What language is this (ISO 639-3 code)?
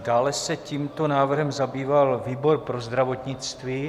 ces